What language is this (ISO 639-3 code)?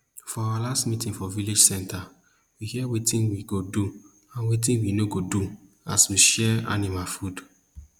pcm